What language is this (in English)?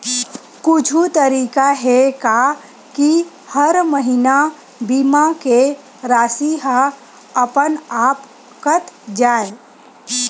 Chhattisgarhi